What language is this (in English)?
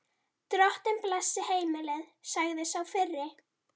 Icelandic